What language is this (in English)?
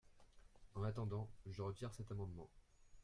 French